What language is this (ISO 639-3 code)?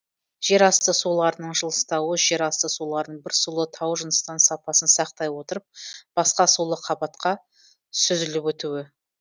kaz